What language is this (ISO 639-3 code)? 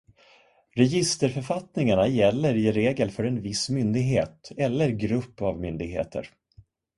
swe